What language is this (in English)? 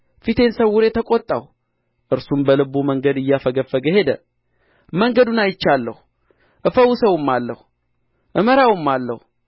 Amharic